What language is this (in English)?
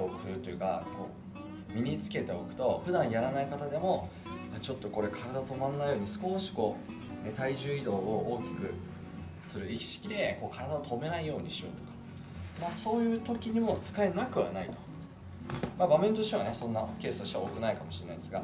Japanese